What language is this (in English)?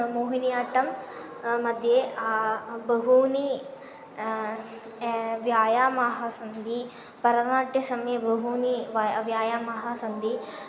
Sanskrit